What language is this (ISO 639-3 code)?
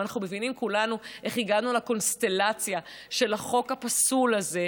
heb